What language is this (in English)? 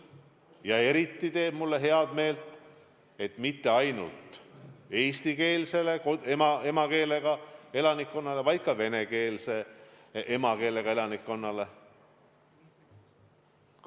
Estonian